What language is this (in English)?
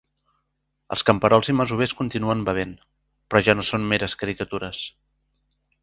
Catalan